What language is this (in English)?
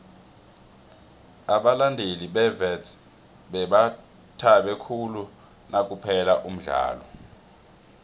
South Ndebele